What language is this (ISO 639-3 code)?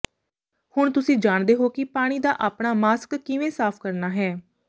pan